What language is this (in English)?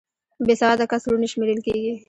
Pashto